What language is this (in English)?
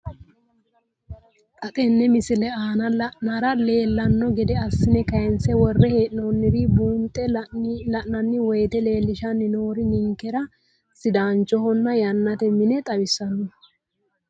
Sidamo